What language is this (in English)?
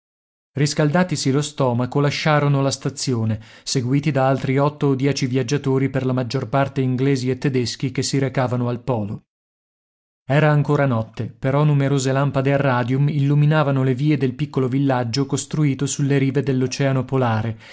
Italian